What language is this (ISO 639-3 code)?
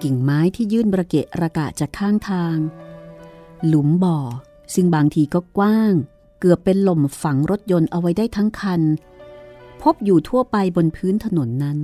tha